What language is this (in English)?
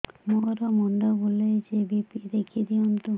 Odia